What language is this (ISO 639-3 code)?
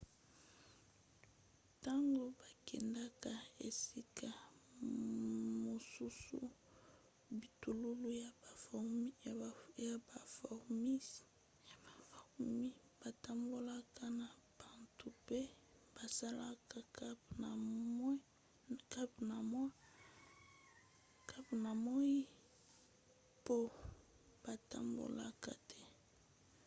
lin